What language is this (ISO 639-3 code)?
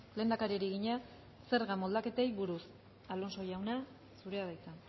eus